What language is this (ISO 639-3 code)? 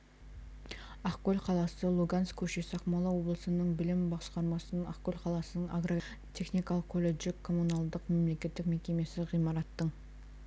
kaz